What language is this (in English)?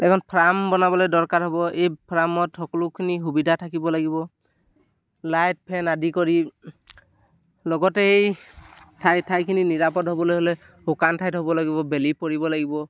Assamese